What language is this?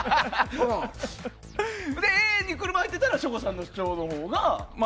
Japanese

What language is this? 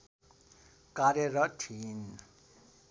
Nepali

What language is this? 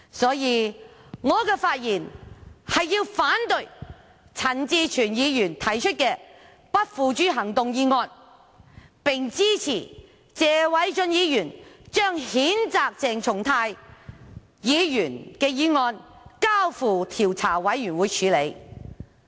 Cantonese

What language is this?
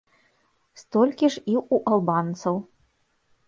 Belarusian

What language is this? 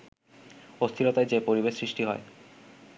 Bangla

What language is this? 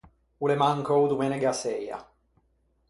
Ligurian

